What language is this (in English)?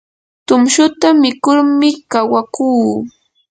Yanahuanca Pasco Quechua